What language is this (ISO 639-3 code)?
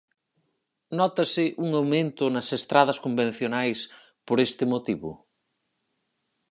glg